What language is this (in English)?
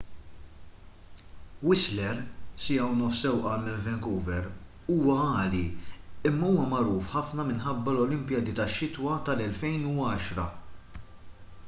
Maltese